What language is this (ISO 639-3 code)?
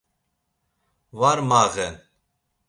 lzz